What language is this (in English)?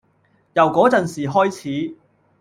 Cantonese